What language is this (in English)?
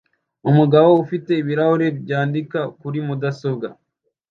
Kinyarwanda